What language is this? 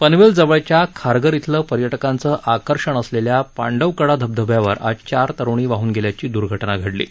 Marathi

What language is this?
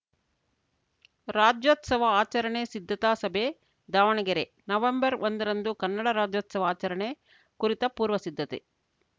Kannada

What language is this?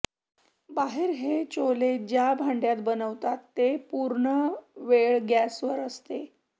Marathi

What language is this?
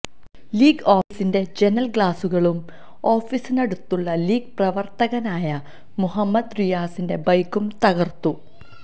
Malayalam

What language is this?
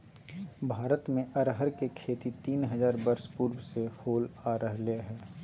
Magahi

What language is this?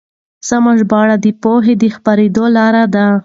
Pashto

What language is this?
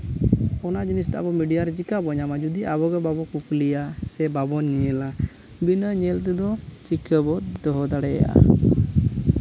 Santali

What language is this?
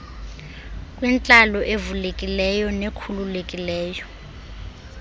Xhosa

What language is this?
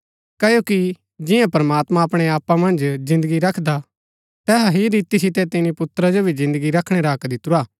Gaddi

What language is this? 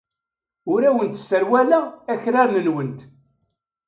Kabyle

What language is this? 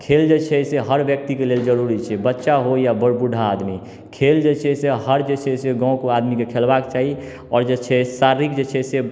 Maithili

